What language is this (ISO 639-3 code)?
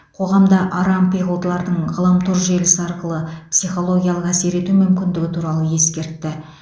kaz